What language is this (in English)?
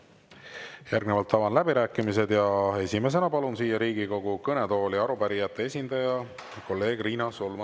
Estonian